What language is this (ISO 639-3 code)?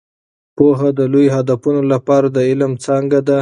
pus